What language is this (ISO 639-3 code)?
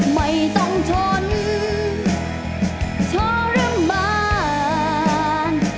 tha